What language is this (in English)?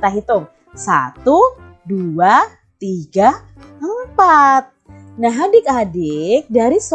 Indonesian